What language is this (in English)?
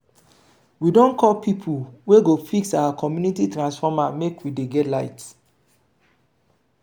Nigerian Pidgin